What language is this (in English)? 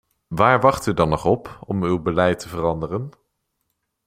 Dutch